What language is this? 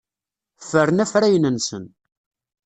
Kabyle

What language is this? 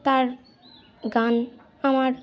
Bangla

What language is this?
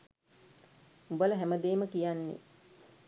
Sinhala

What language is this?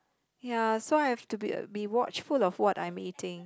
English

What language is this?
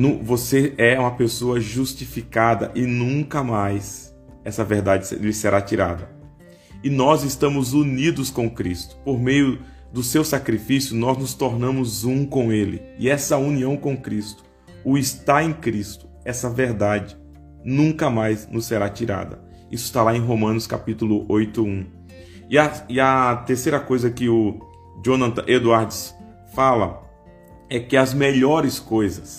Portuguese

